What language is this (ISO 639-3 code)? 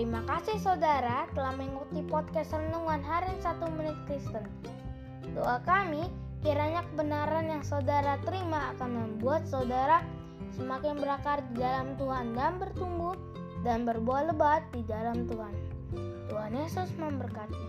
ind